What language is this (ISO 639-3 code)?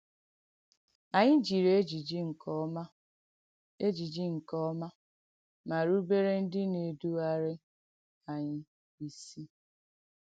ibo